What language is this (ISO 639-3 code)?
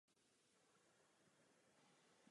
ces